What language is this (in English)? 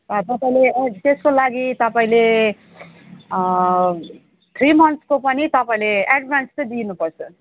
Nepali